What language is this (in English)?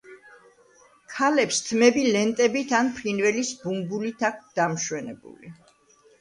Georgian